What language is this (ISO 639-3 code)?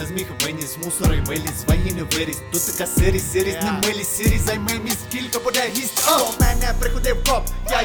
ukr